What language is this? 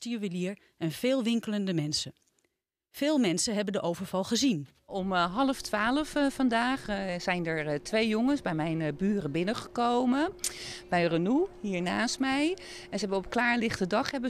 Dutch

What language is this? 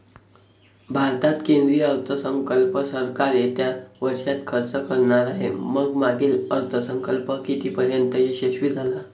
Marathi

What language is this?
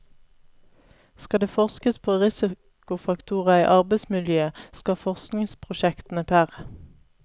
Norwegian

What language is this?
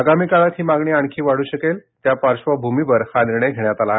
Marathi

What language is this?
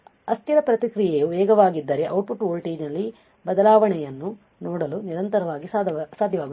Kannada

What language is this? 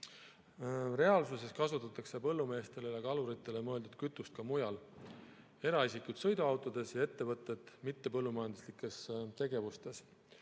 Estonian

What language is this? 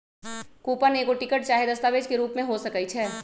Magahi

